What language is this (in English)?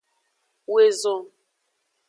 Aja (Benin)